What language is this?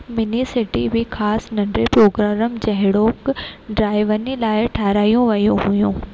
Sindhi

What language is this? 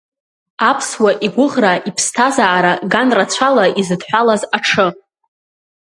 Abkhazian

